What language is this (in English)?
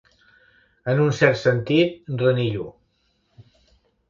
Catalan